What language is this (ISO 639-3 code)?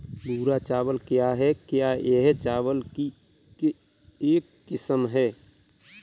hin